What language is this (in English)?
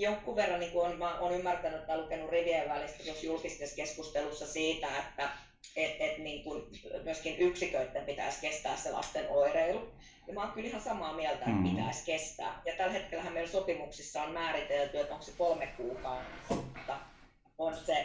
Finnish